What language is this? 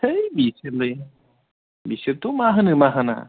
Bodo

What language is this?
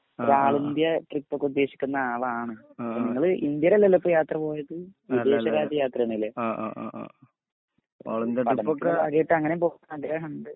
Malayalam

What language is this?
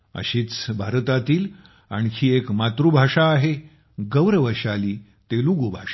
Marathi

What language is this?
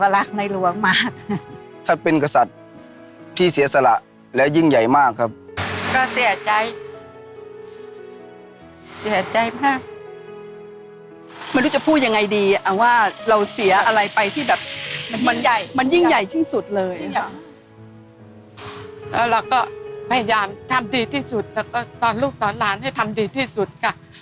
Thai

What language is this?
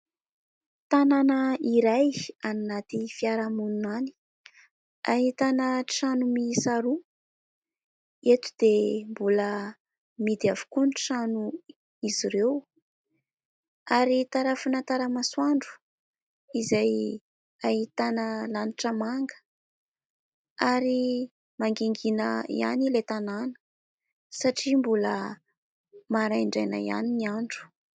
Malagasy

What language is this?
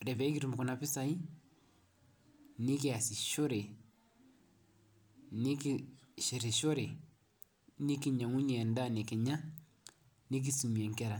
Masai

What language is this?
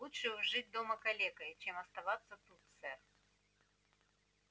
Russian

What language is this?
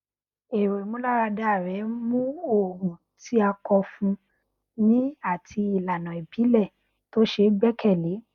Yoruba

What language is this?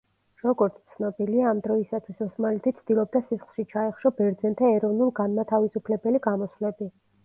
Georgian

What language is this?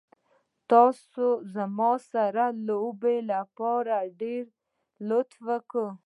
Pashto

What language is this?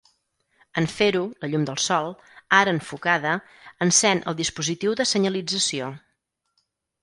Catalan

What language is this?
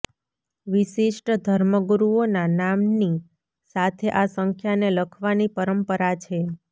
Gujarati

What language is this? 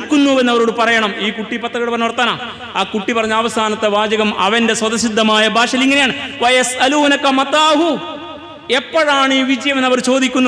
Arabic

